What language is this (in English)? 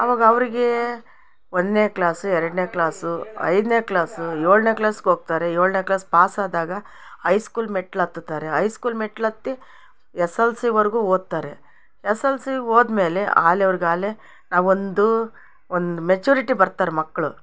Kannada